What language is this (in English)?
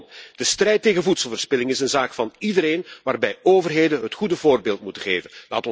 Dutch